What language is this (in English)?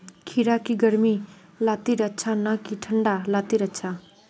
Magahi